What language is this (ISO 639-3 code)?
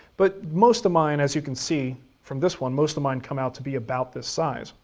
eng